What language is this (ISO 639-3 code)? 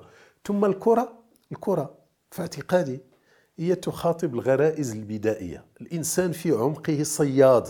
ara